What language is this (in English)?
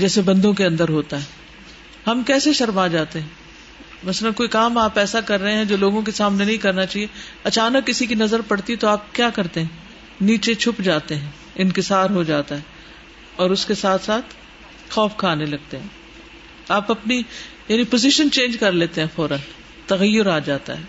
Urdu